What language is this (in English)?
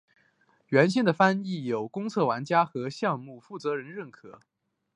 Chinese